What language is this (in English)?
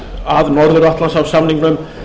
Icelandic